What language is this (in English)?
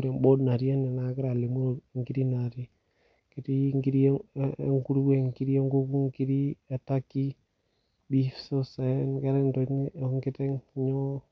Masai